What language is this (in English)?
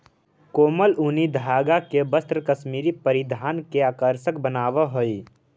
Magahi